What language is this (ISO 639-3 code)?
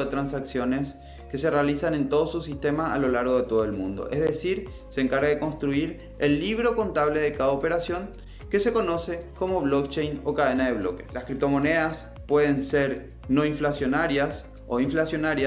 spa